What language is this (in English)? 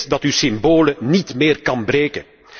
Dutch